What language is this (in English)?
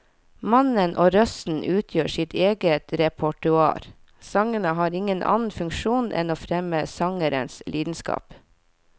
Norwegian